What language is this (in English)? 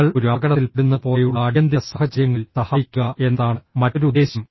Malayalam